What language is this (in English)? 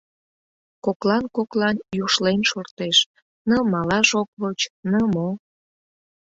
Mari